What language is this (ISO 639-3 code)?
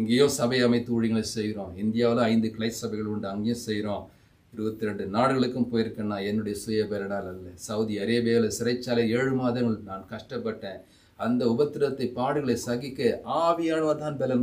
hin